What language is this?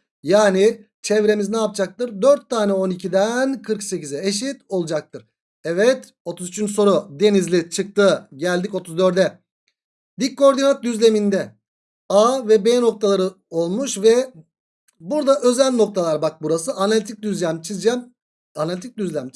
Turkish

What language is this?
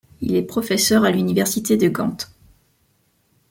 French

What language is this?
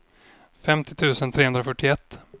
Swedish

